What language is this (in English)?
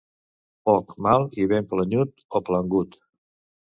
Catalan